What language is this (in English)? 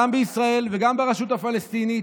Hebrew